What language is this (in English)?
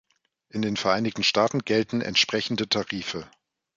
German